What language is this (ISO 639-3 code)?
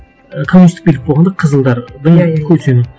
kaz